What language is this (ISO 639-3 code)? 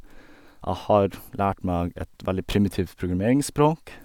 nor